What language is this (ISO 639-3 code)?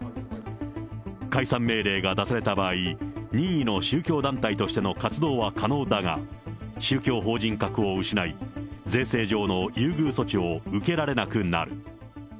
jpn